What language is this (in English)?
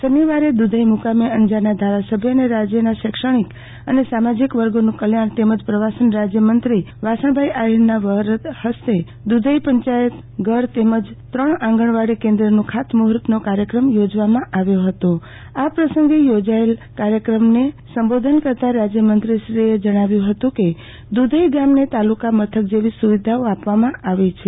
Gujarati